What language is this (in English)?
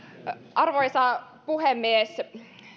Finnish